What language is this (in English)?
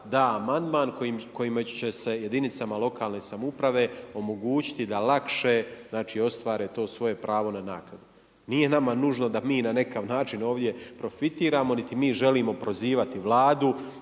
Croatian